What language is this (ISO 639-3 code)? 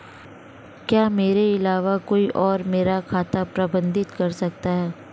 hin